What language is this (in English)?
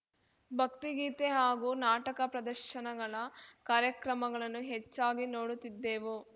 Kannada